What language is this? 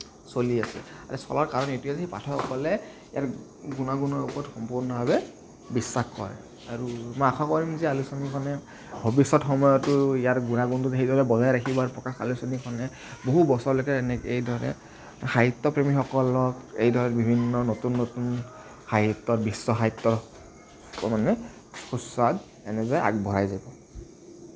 Assamese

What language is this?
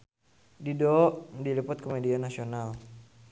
Sundanese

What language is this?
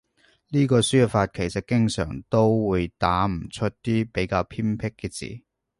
Cantonese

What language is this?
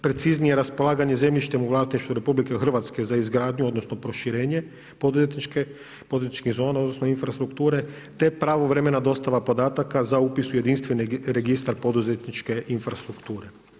Croatian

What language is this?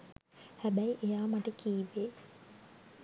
Sinhala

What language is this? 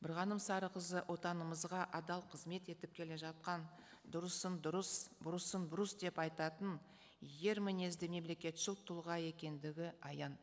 Kazakh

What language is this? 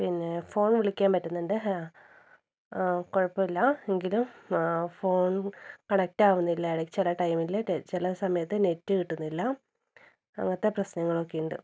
Malayalam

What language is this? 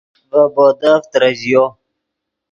Yidgha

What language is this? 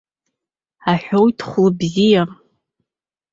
Abkhazian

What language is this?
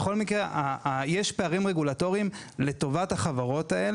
Hebrew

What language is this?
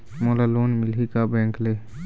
Chhattisgarhi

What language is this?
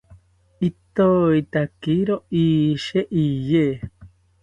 South Ucayali Ashéninka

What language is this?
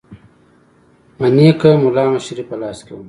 Pashto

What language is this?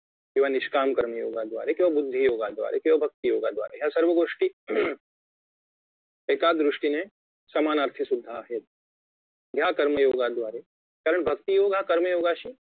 Marathi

